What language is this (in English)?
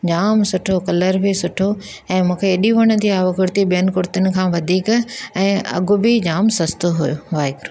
Sindhi